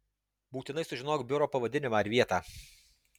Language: Lithuanian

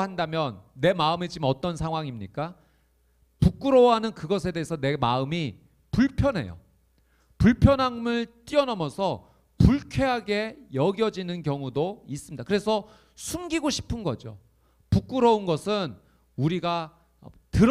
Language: Korean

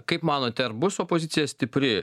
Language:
Lithuanian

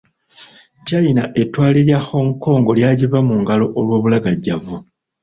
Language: Ganda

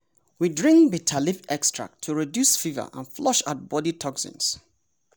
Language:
Nigerian Pidgin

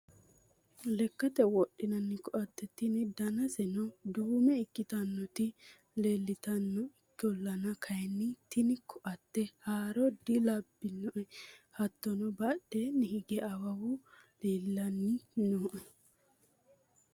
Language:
Sidamo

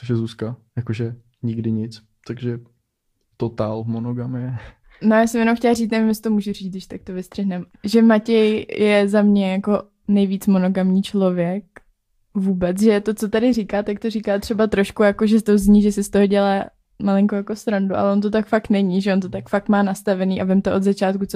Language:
Czech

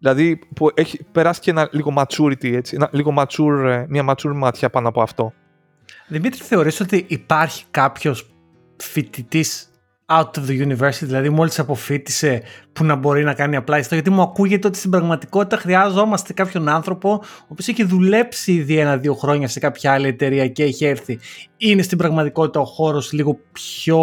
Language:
Greek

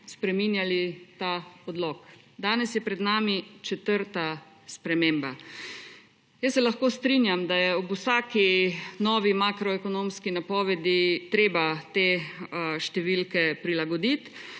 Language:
Slovenian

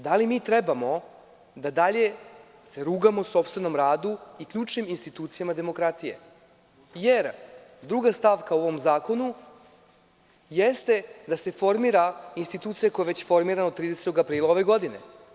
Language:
Serbian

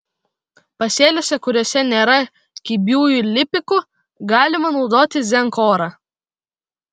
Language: Lithuanian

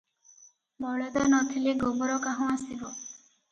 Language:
Odia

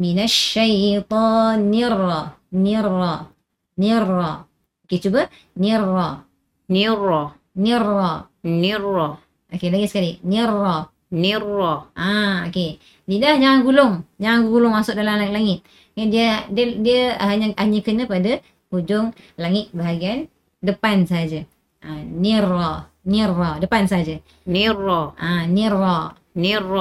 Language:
Malay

